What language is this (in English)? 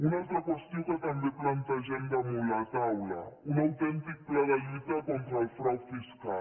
Catalan